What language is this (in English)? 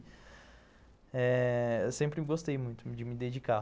Portuguese